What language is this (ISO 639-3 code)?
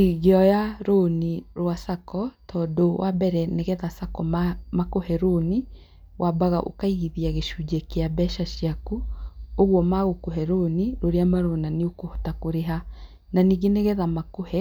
kik